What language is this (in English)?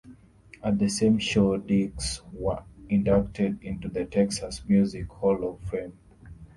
English